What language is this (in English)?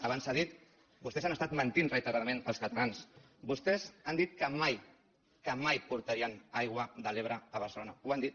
Catalan